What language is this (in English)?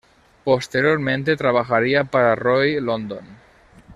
Spanish